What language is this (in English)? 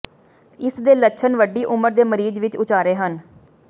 Punjabi